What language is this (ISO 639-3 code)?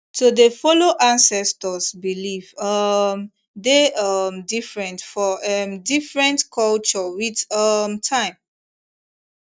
pcm